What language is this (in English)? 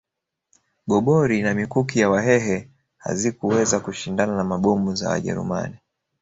Swahili